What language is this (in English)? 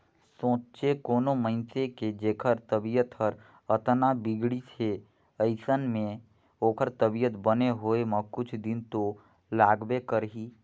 Chhattisgarhi